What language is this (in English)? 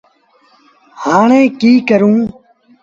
Sindhi Bhil